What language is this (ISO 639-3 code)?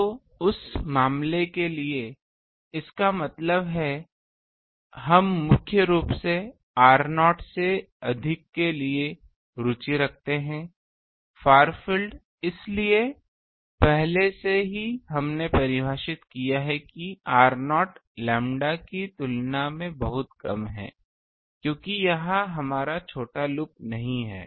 hin